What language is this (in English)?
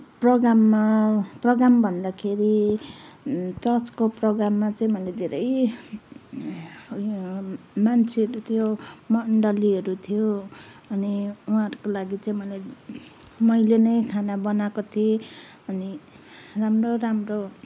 Nepali